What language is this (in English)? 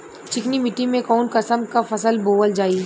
Bhojpuri